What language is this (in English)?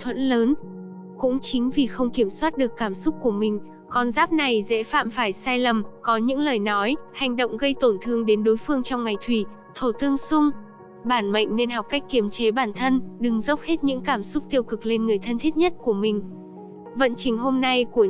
Vietnamese